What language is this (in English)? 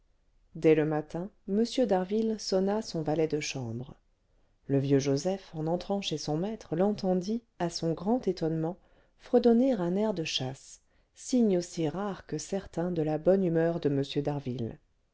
French